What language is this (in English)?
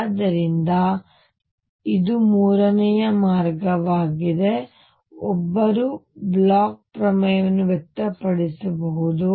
Kannada